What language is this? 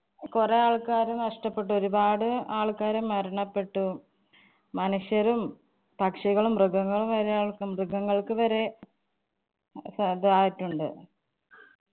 Malayalam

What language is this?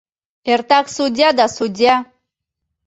Mari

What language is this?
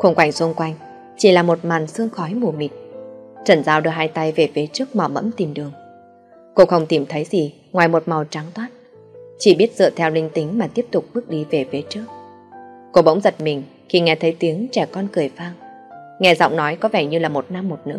Vietnamese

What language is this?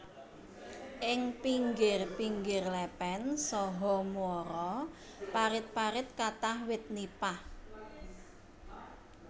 Javanese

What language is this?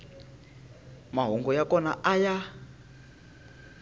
Tsonga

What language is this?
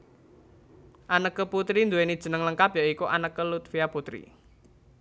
Javanese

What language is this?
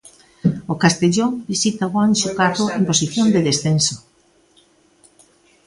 Galician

